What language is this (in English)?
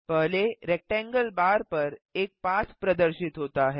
Hindi